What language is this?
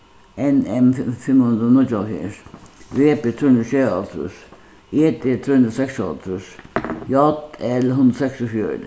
Faroese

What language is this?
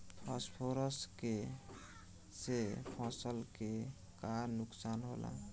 Bhojpuri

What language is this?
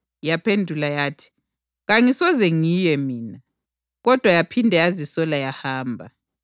North Ndebele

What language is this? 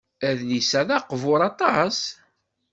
Kabyle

